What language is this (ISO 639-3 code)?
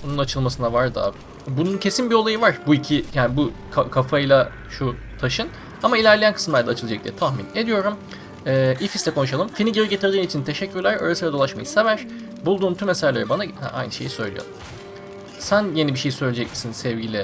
tur